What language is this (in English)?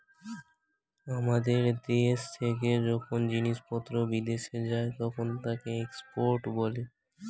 Bangla